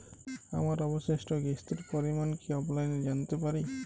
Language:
Bangla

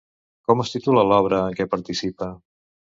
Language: Catalan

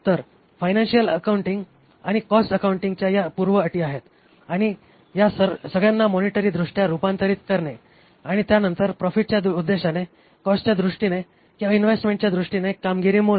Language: Marathi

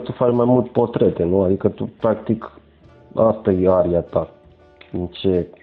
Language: Romanian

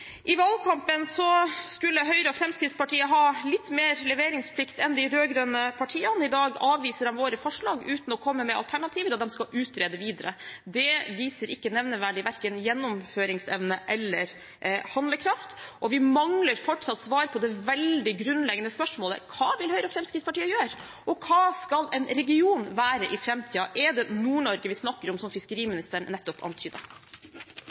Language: Norwegian Bokmål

